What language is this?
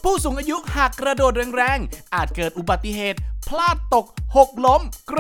Thai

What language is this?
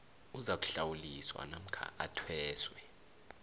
South Ndebele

